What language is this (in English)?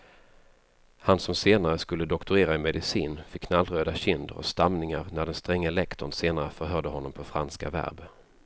Swedish